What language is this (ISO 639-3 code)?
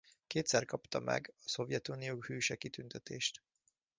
hun